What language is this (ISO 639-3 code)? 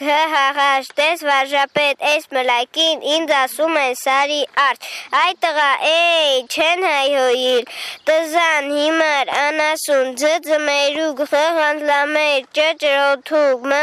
ron